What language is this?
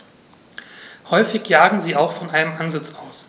German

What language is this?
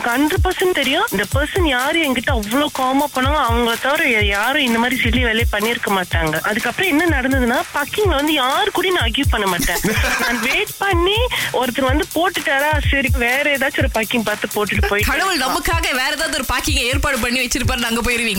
Tamil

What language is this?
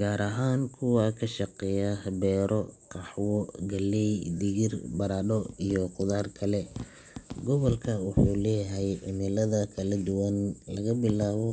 Somali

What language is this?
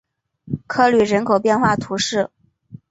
Chinese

